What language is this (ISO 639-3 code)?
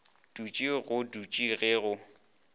nso